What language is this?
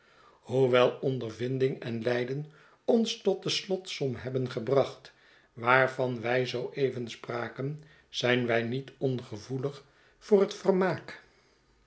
Dutch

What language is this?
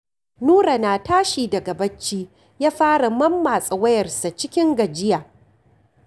Hausa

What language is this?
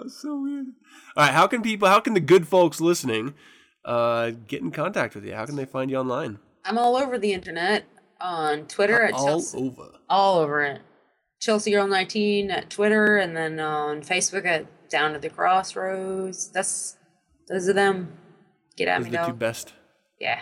English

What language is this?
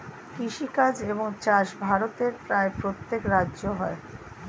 Bangla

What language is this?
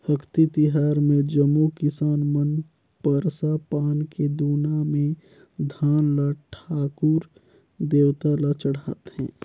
Chhattisgarhi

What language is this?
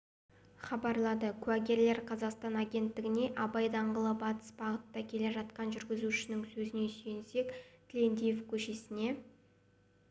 Kazakh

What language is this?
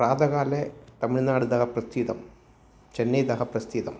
Sanskrit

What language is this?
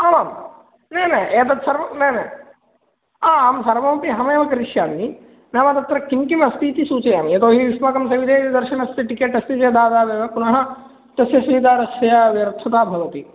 Sanskrit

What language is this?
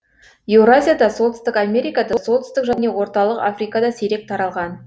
Kazakh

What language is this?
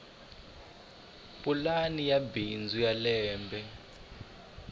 Tsonga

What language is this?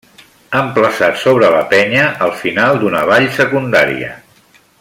Catalan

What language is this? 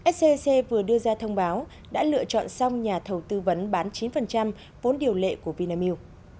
Vietnamese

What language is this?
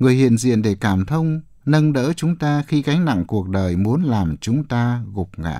Vietnamese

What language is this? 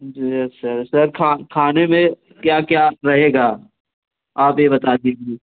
Hindi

